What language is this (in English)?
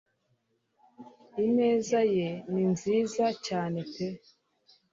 Kinyarwanda